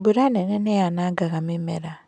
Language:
Kikuyu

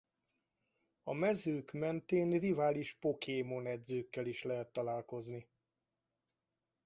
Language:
Hungarian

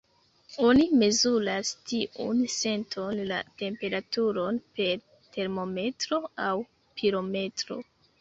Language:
Esperanto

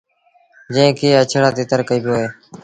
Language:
Sindhi Bhil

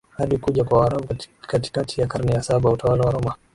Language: Swahili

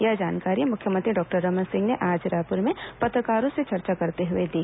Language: Hindi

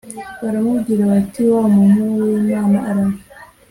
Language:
Kinyarwanda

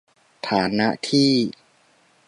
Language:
Thai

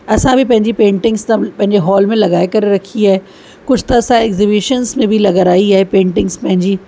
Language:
Sindhi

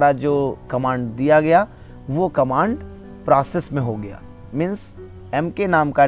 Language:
Hindi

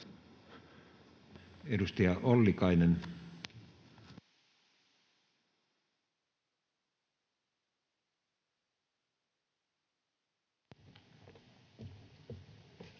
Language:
Finnish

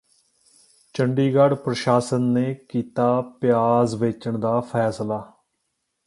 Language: Punjabi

